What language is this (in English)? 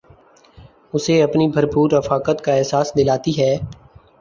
Urdu